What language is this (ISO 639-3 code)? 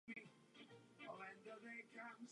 ces